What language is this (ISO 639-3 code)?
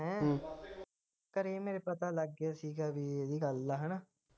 pan